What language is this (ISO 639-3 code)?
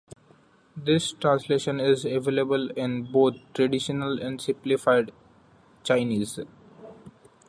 eng